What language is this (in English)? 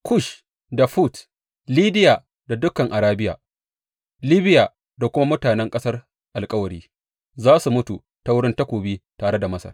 Hausa